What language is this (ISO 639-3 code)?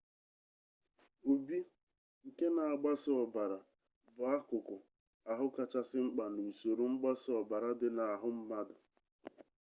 ibo